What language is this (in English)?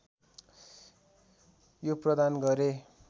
Nepali